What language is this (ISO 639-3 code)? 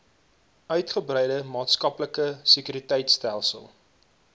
afr